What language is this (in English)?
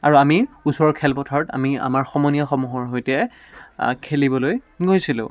Assamese